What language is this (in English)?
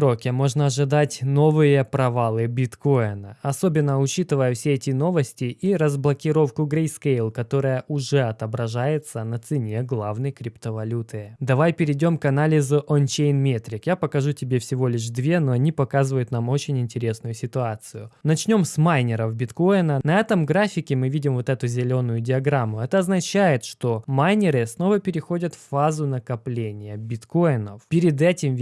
Russian